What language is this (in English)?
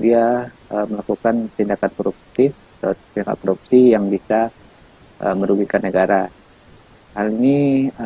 Indonesian